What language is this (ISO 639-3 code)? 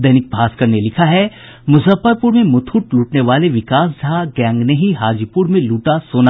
hin